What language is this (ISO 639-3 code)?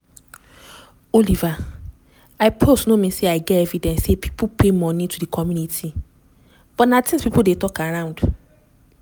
pcm